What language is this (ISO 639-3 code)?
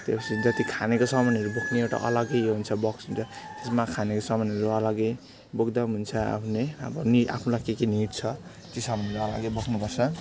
nep